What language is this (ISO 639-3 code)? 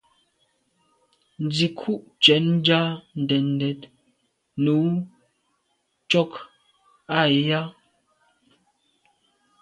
byv